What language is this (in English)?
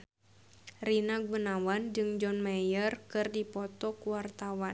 Sundanese